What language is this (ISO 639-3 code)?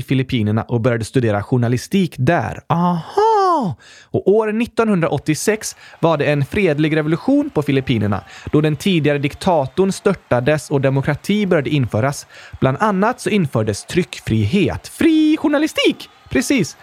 swe